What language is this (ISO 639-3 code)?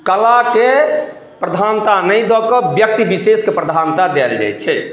mai